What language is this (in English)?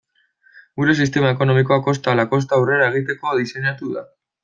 Basque